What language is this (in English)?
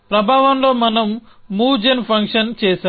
Telugu